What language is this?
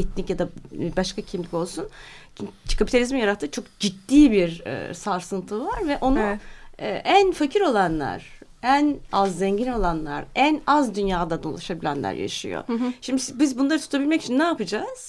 Turkish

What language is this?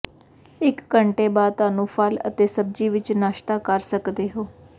Punjabi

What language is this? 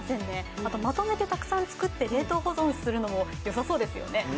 Japanese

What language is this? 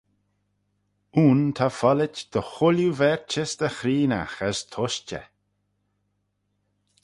Manx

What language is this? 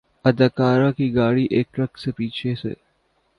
Urdu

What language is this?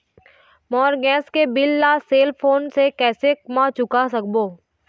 Chhattisgarhi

